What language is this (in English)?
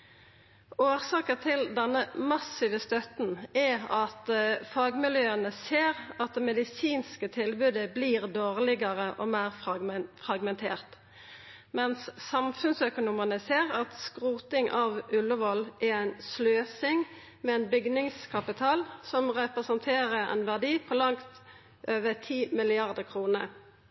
Norwegian Nynorsk